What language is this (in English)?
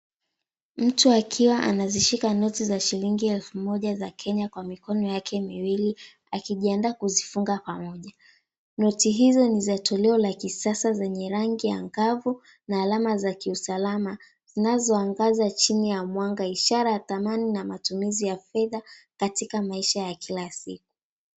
Swahili